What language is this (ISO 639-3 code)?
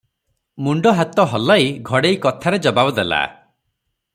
ori